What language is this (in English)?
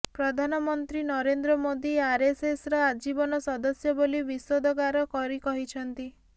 Odia